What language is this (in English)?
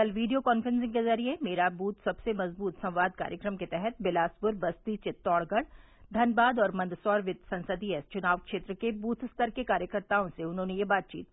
Hindi